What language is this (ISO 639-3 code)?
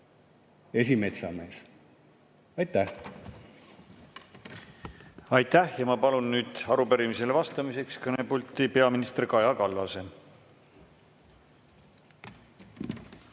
est